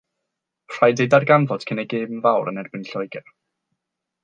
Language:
Welsh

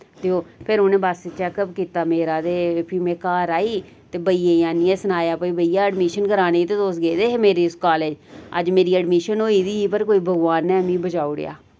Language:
Dogri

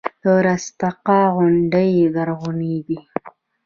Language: Pashto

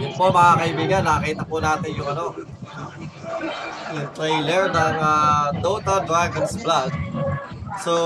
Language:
Filipino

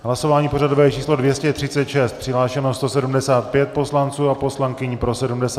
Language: Czech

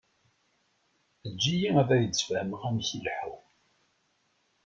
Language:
Kabyle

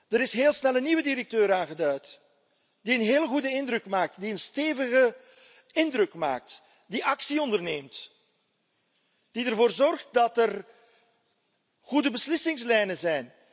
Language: Dutch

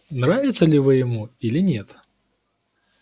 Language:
Russian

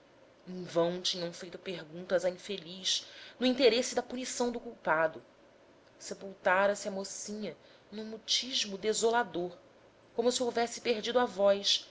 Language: Portuguese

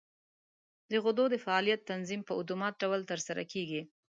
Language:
Pashto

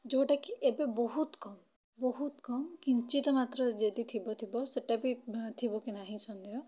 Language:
Odia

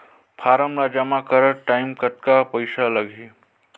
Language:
Chhattisgarhi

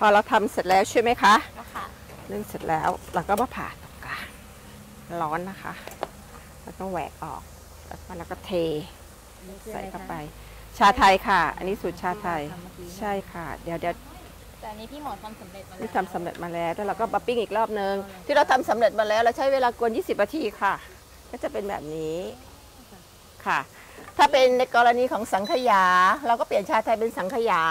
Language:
Thai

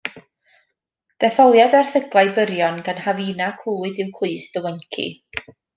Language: Welsh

